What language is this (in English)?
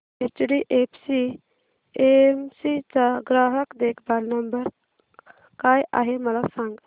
Marathi